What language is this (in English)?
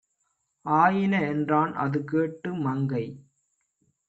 Tamil